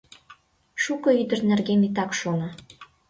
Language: Mari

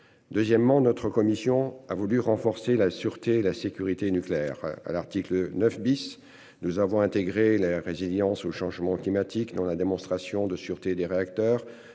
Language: French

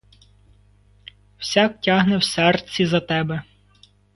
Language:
Ukrainian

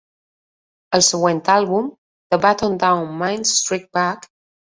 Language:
Catalan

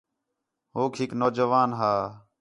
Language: Khetrani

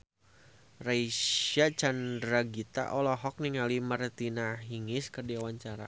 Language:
Sundanese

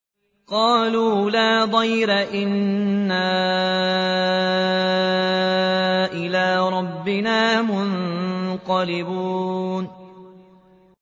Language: Arabic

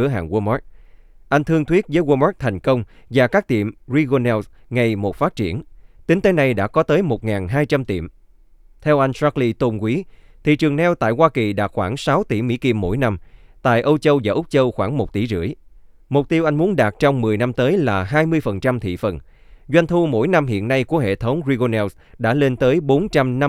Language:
Vietnamese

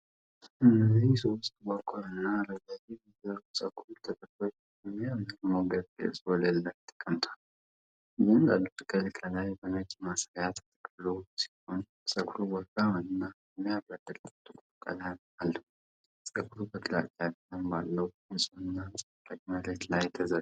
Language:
Amharic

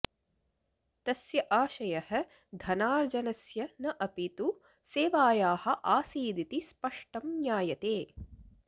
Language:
Sanskrit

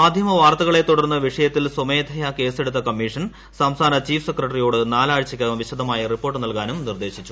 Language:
Malayalam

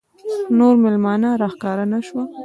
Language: Pashto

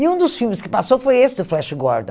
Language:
Portuguese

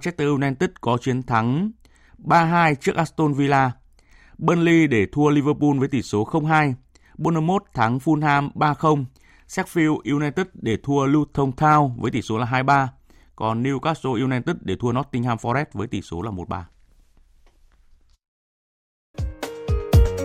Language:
Vietnamese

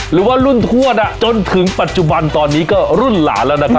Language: Thai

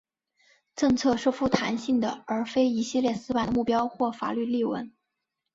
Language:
Chinese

